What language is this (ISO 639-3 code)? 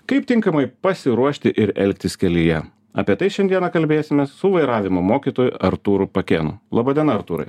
lit